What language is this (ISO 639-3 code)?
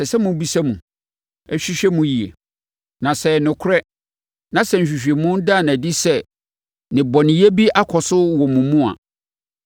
aka